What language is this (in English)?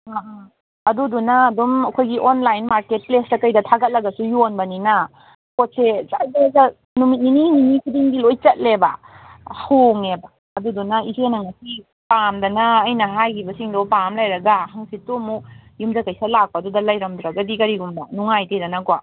Manipuri